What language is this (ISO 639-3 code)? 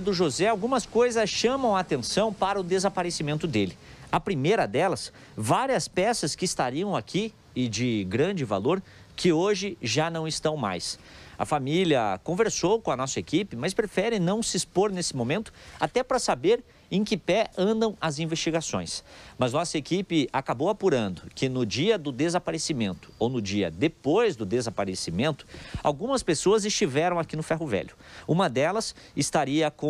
por